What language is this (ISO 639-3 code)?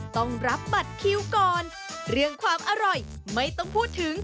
tha